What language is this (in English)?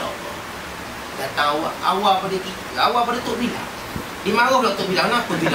Malay